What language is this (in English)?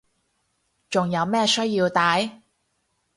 Cantonese